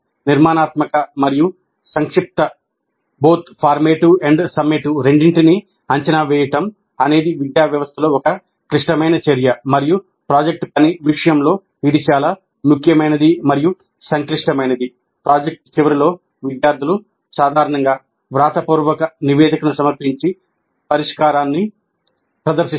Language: Telugu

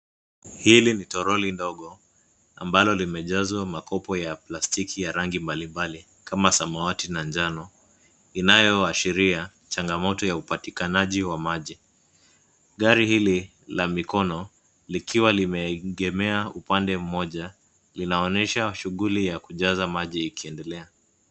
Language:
Swahili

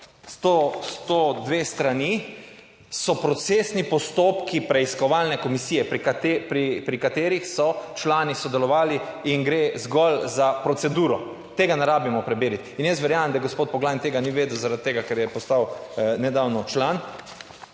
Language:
Slovenian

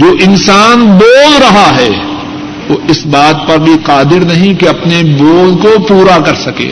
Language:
Urdu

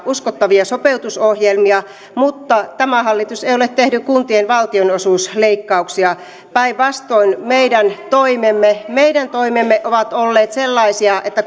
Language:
Finnish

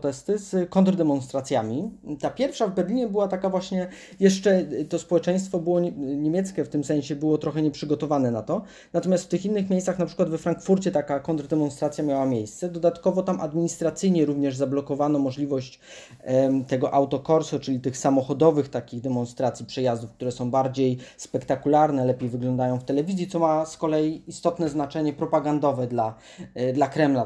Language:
Polish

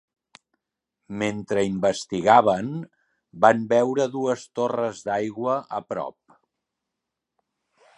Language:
Catalan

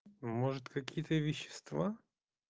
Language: Russian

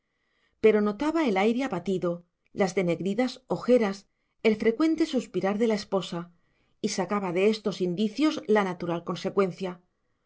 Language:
Spanish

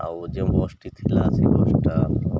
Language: Odia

